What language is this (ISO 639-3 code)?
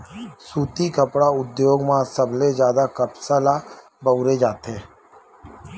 hne